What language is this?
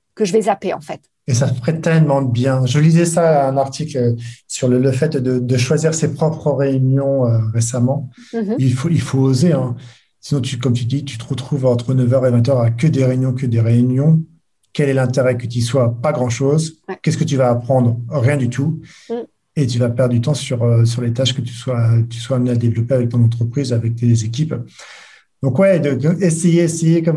French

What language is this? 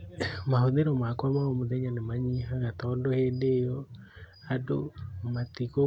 Kikuyu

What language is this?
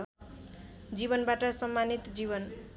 Nepali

